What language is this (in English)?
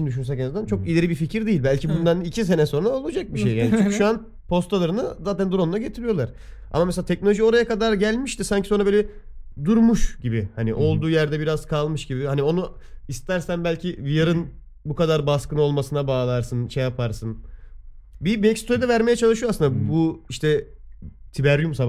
Turkish